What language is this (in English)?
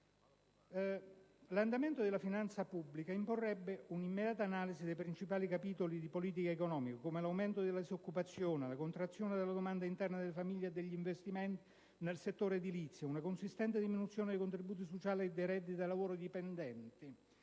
Italian